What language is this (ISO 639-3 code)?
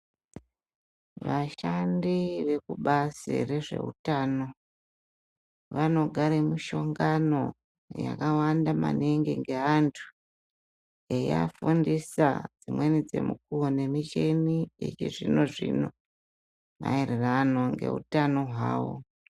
ndc